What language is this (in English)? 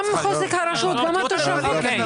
Hebrew